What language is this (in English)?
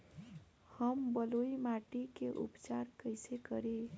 Bhojpuri